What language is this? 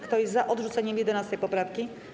Polish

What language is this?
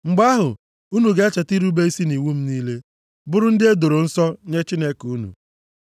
Igbo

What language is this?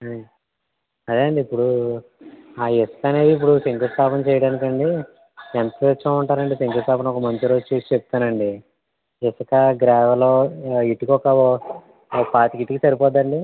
Telugu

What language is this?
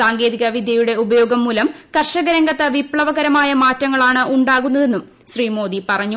Malayalam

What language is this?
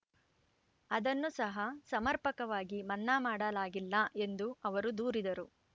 Kannada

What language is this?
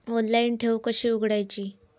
Marathi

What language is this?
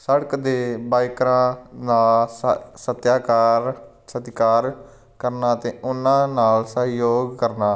Punjabi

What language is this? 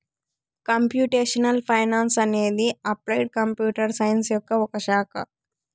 Telugu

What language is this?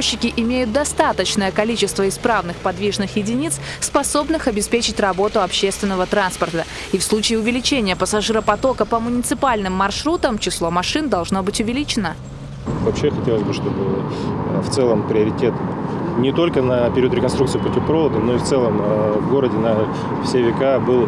Russian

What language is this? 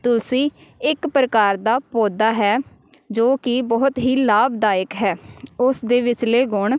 Punjabi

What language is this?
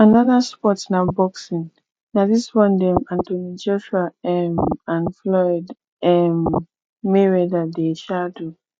Nigerian Pidgin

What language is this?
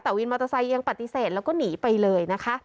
Thai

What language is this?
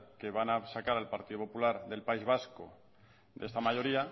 Spanish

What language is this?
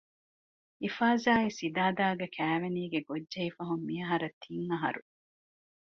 Divehi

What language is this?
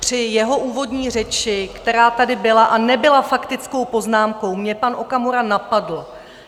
Czech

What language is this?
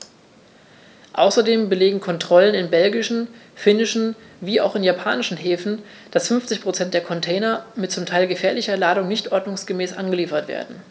German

